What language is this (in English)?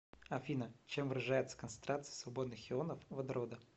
Russian